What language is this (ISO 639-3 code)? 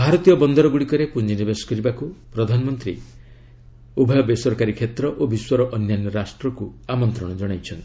ori